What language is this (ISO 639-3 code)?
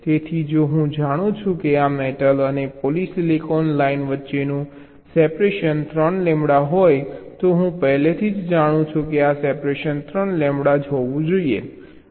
guj